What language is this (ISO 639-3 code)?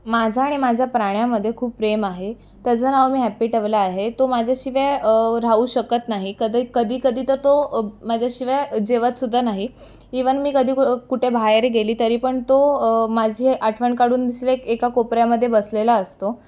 mar